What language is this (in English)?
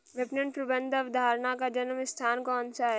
Hindi